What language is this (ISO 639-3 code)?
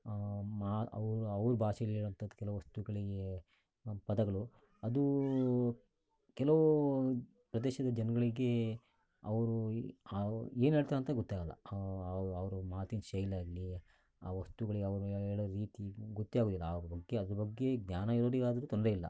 kan